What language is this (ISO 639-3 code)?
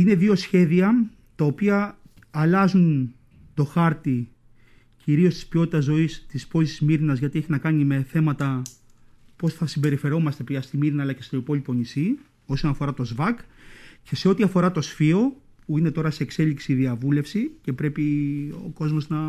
ell